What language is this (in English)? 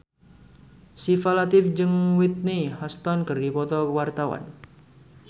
Sundanese